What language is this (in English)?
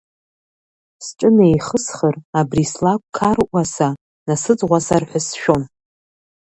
Abkhazian